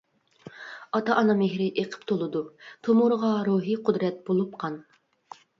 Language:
Uyghur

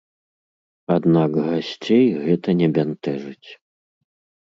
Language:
Belarusian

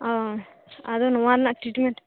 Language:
Santali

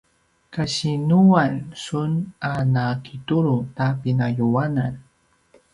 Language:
Paiwan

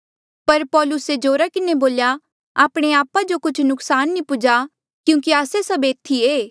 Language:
Mandeali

